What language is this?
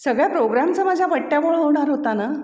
Marathi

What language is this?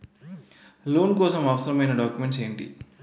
Telugu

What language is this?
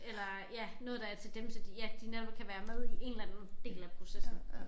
Danish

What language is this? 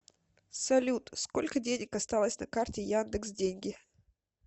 Russian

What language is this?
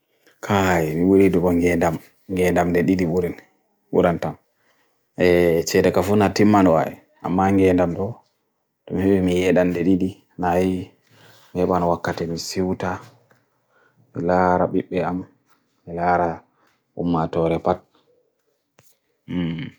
Bagirmi Fulfulde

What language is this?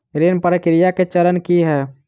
Maithili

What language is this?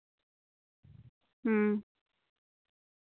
Santali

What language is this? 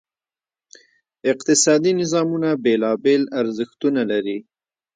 Pashto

